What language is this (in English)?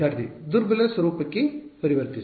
Kannada